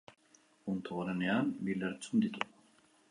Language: Basque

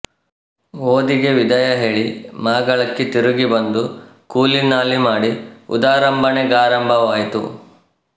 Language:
Kannada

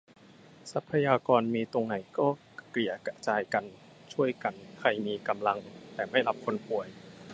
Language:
Thai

